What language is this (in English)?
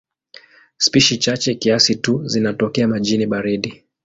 Swahili